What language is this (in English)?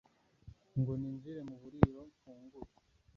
Kinyarwanda